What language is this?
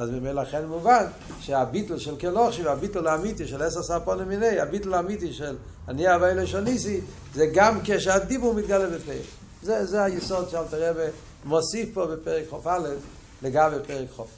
Hebrew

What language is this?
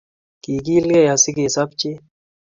Kalenjin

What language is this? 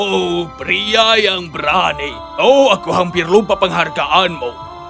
Indonesian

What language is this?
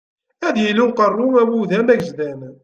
Kabyle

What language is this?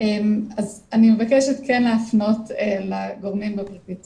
Hebrew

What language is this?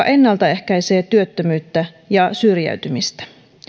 Finnish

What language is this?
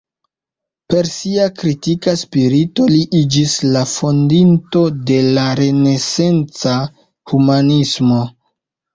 Esperanto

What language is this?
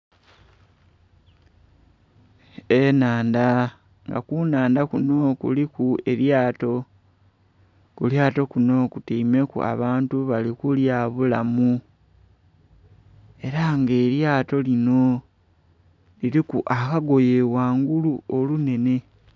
Soga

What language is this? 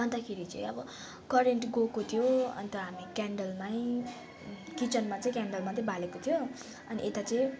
Nepali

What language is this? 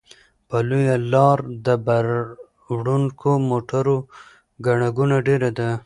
Pashto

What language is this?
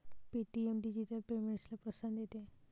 Marathi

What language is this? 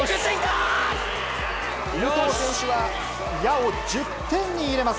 Japanese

